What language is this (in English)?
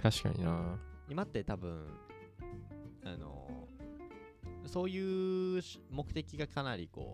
Japanese